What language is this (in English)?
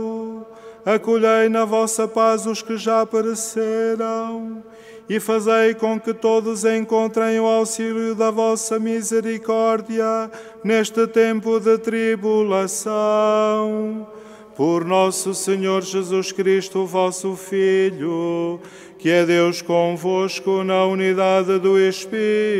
Portuguese